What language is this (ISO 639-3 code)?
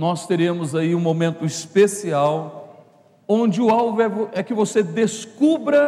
por